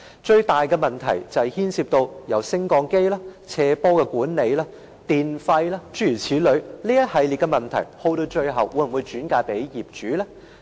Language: Cantonese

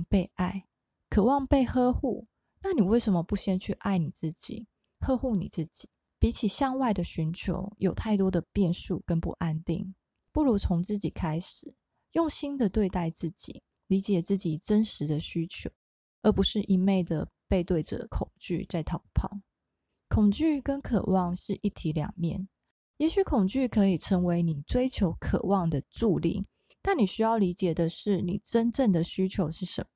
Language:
Chinese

